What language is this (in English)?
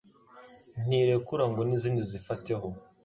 Kinyarwanda